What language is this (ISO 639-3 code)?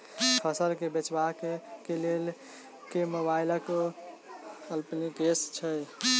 mai